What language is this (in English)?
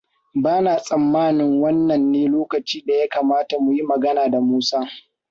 Hausa